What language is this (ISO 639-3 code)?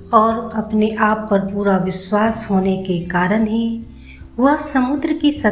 hin